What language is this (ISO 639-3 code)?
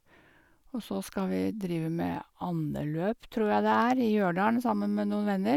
nor